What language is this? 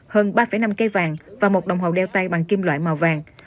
Vietnamese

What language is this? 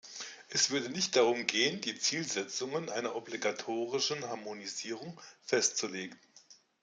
German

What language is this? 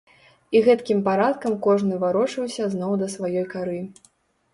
Belarusian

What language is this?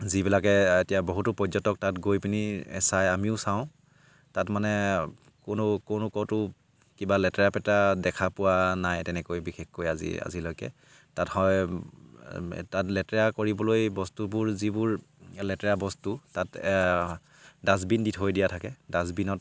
Assamese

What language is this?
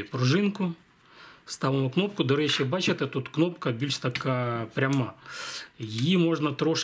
Ukrainian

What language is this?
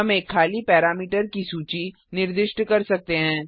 Hindi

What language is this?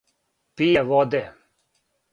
Serbian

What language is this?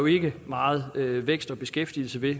Danish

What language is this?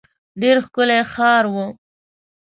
Pashto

